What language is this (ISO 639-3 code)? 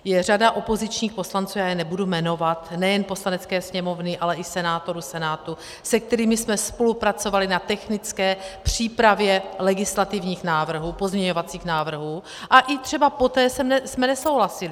ces